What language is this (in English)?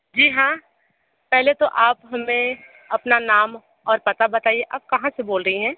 Hindi